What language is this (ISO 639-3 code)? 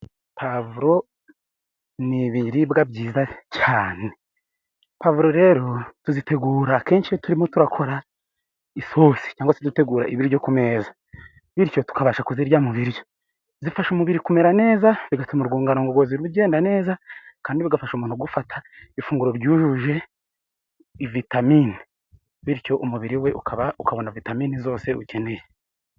kin